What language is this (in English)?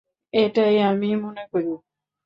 Bangla